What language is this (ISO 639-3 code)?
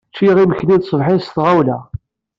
kab